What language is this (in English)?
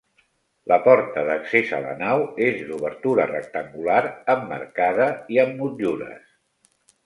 Catalan